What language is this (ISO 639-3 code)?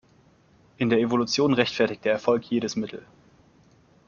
deu